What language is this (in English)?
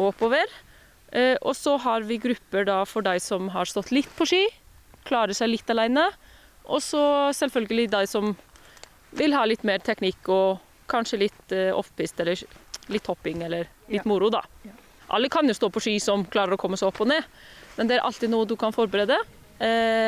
Danish